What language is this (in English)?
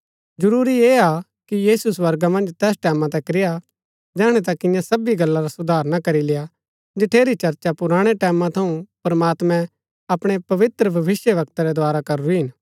Gaddi